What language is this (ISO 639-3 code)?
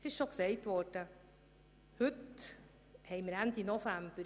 gsw